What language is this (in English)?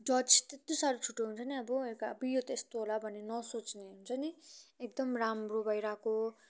Nepali